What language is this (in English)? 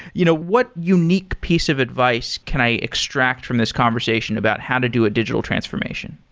English